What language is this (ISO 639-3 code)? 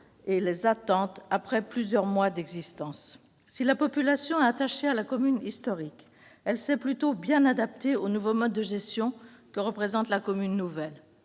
fra